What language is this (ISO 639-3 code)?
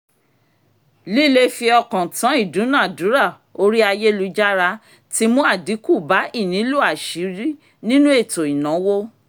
yor